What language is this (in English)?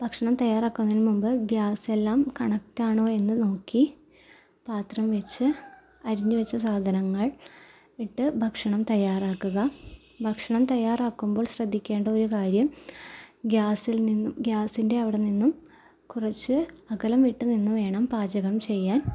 Malayalam